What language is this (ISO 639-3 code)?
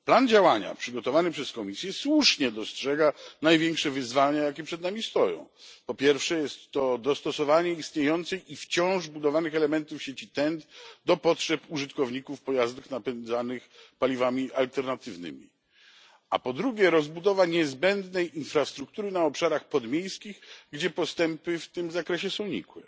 pol